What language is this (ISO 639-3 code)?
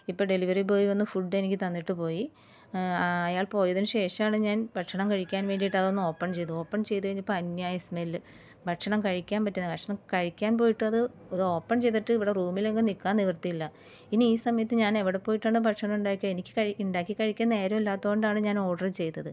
mal